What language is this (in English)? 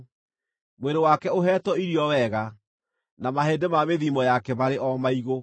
Kikuyu